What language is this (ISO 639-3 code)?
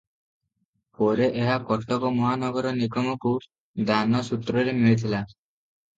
ori